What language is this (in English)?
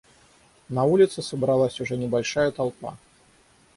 Russian